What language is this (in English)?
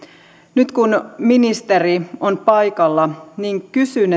Finnish